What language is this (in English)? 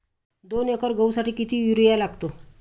Marathi